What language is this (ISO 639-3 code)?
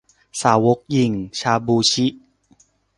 tha